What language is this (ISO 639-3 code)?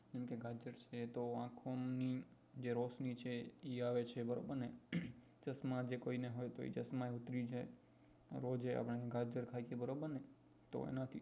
guj